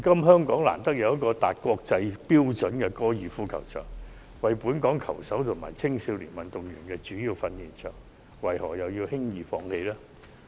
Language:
Cantonese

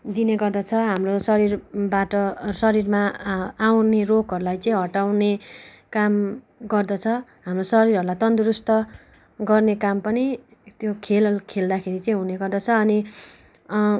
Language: Nepali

